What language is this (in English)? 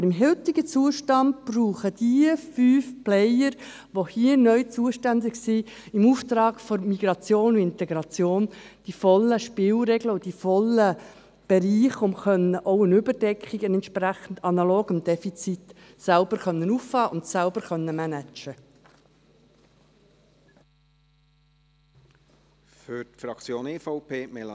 Swiss German